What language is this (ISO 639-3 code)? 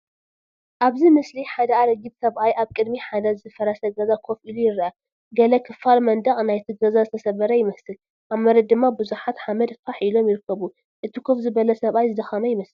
tir